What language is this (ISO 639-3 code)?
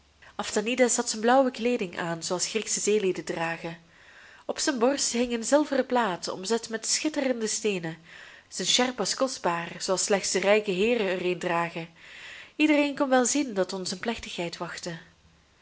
nld